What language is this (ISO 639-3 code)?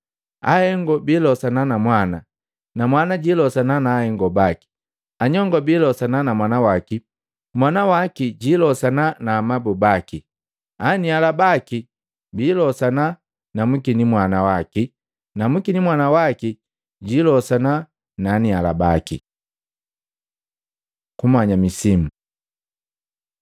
mgv